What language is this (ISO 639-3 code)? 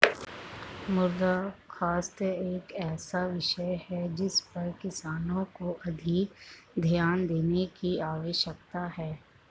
hin